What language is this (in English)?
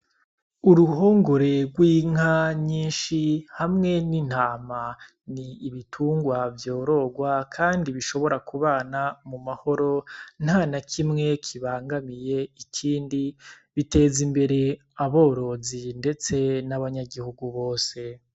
Rundi